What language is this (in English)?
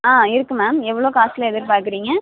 Tamil